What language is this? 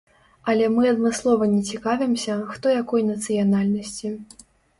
Belarusian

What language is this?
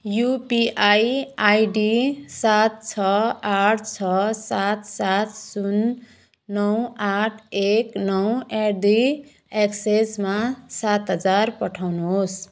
Nepali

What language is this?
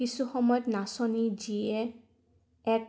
Assamese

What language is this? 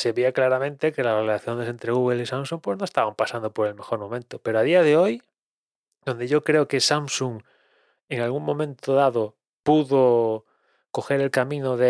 Spanish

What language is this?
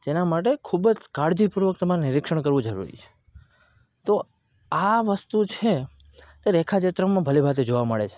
Gujarati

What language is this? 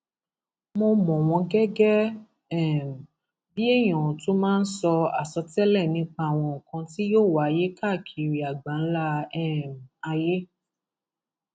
Yoruba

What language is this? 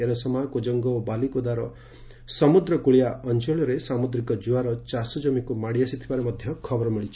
Odia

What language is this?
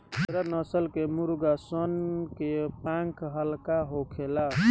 Bhojpuri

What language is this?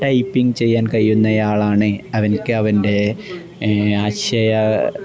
Malayalam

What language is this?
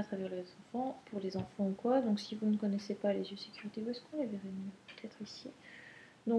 French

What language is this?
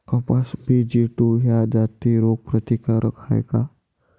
Marathi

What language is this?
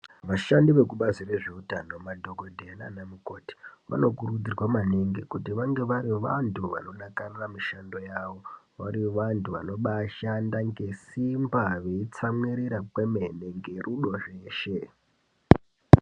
Ndau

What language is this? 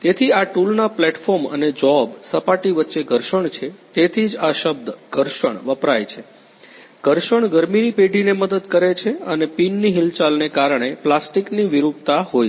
Gujarati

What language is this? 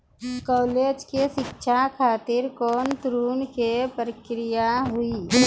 Maithili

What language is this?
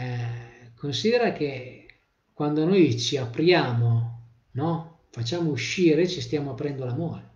Italian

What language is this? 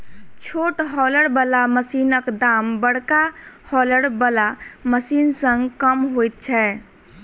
Maithili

